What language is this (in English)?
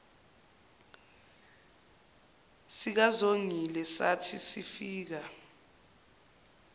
Zulu